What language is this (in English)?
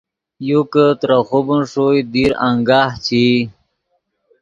Yidgha